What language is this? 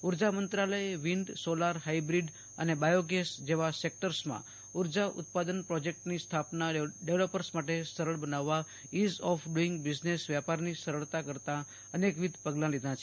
Gujarati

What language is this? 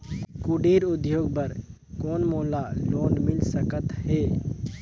Chhattisgarhi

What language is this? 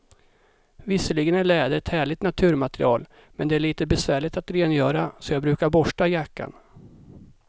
Swedish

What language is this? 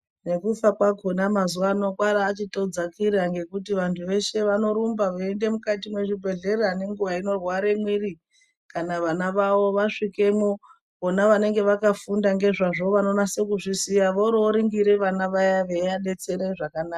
Ndau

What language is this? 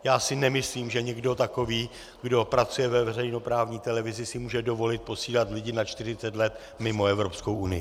Czech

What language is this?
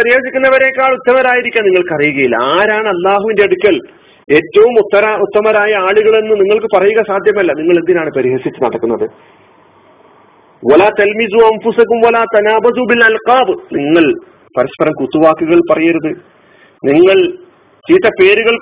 Malayalam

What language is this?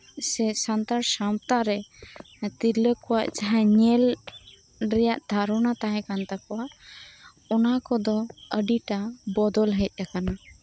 Santali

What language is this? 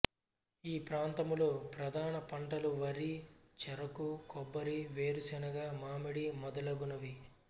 Telugu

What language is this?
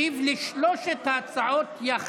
Hebrew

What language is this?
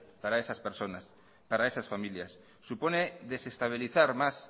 Spanish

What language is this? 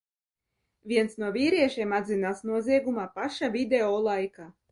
Latvian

